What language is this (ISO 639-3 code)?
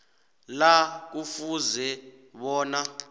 nbl